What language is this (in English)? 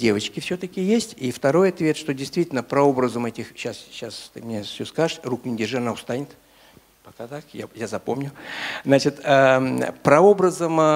Russian